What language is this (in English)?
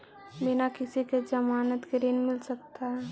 Magahi